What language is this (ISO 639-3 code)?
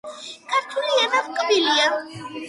kat